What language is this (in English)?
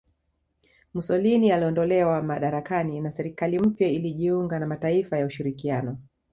Swahili